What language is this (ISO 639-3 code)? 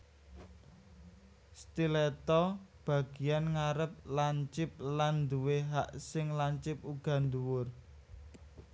jav